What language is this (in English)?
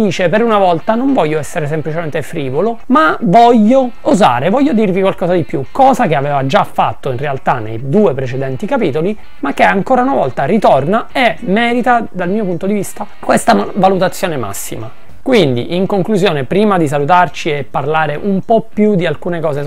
Italian